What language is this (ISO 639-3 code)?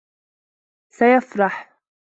ara